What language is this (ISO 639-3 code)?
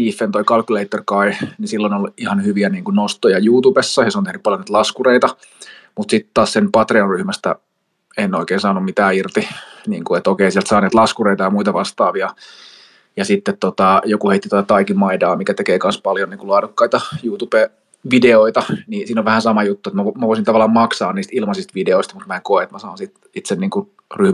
fin